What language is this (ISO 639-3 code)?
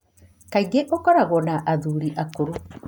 kik